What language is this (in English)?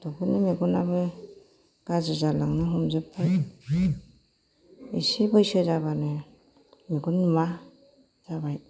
Bodo